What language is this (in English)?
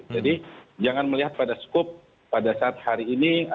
Indonesian